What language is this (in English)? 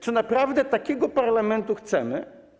Polish